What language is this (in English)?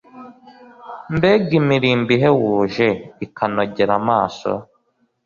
Kinyarwanda